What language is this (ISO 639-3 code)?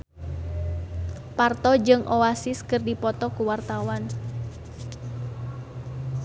sun